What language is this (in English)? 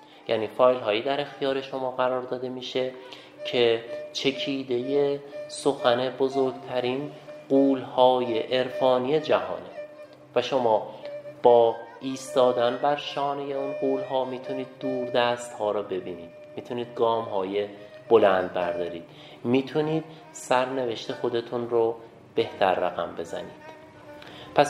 Persian